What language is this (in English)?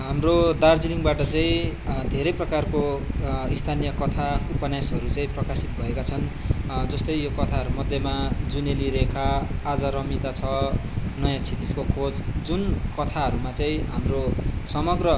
Nepali